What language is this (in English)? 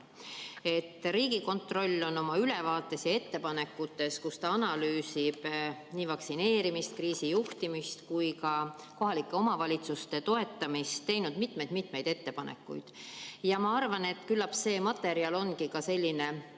Estonian